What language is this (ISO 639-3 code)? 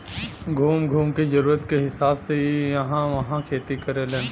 bho